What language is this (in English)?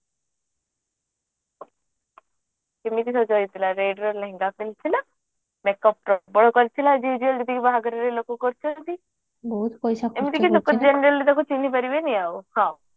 Odia